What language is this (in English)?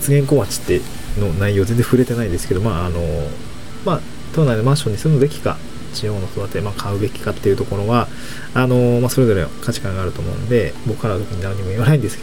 Japanese